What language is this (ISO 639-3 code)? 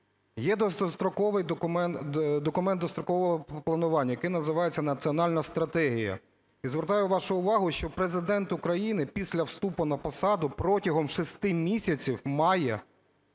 ukr